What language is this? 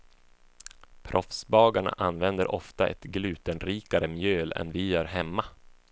Swedish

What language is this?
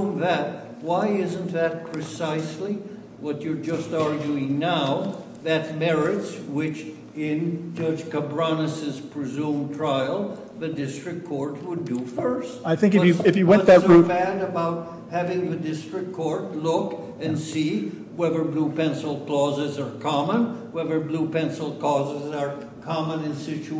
English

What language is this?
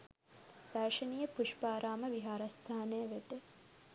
Sinhala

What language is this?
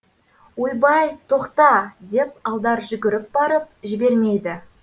Kazakh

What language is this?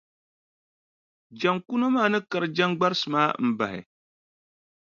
Dagbani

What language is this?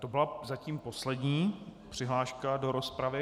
Czech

